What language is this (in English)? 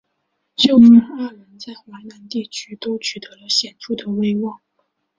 Chinese